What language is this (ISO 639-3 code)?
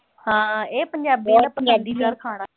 pan